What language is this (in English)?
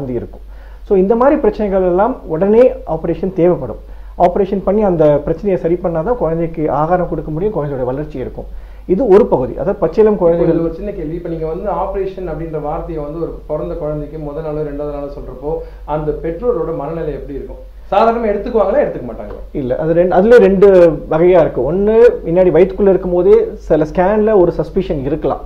Tamil